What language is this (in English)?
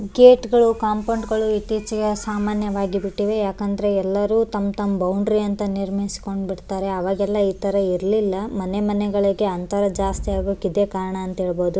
Kannada